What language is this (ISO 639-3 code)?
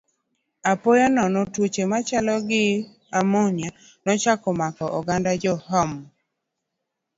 luo